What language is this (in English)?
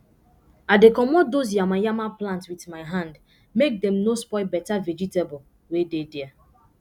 Nigerian Pidgin